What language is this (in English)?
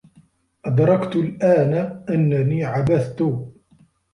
Arabic